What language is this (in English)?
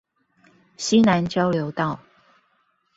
Chinese